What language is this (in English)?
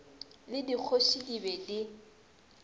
Northern Sotho